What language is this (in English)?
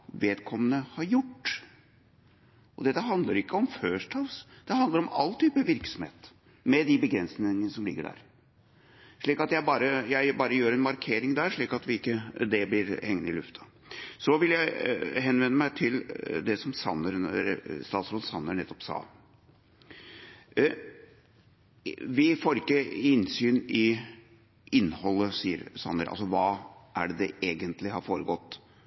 Norwegian Bokmål